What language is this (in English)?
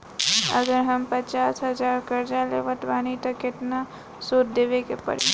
Bhojpuri